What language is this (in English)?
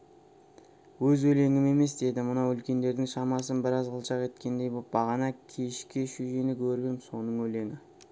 Kazakh